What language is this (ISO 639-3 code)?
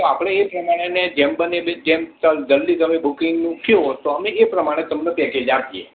guj